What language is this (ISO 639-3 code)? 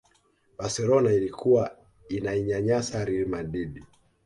swa